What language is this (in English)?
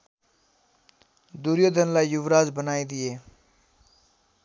Nepali